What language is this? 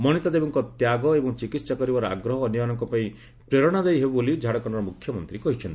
Odia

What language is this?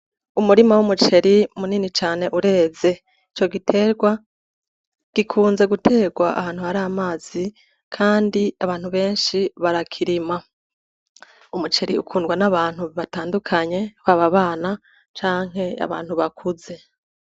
Rundi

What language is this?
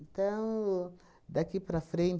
Portuguese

